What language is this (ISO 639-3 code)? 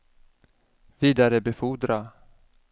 swe